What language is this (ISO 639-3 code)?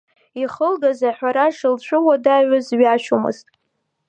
abk